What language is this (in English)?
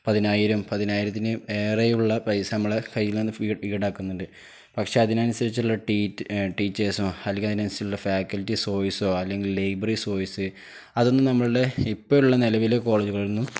Malayalam